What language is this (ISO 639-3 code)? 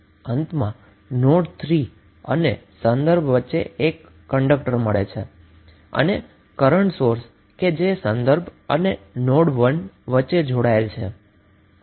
guj